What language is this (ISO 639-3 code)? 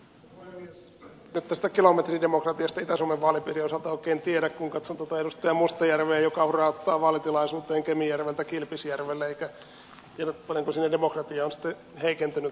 fin